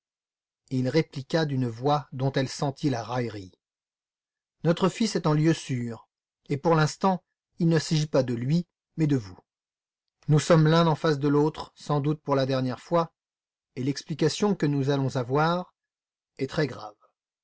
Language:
French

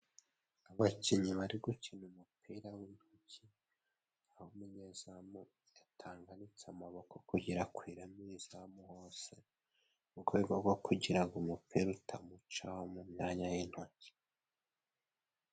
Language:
Kinyarwanda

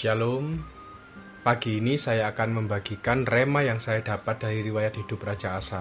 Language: Indonesian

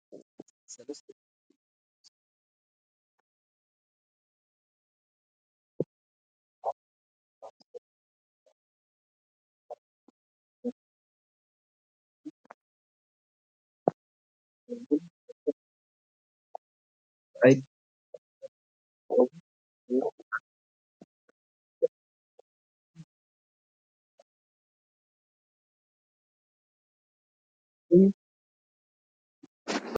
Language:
Tigrinya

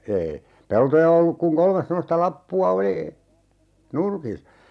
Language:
Finnish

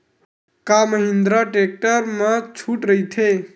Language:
Chhattisgarhi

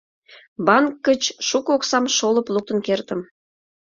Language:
Mari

